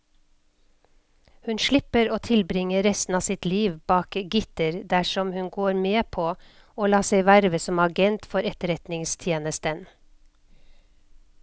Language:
Norwegian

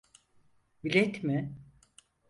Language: Turkish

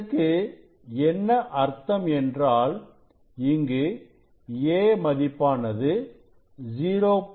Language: Tamil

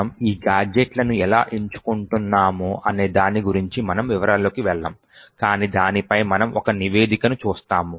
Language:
Telugu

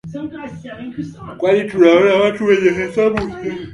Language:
Swahili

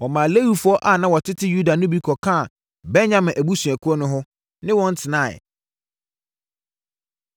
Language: Akan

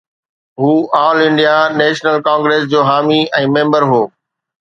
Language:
Sindhi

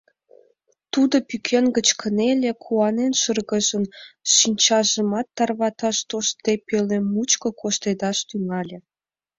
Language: Mari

